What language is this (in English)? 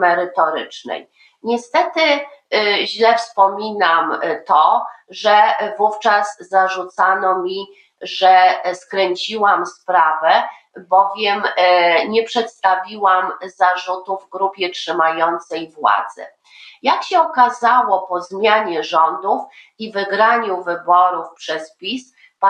Polish